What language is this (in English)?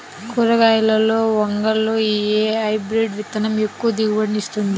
Telugu